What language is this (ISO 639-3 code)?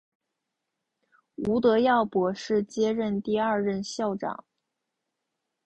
zho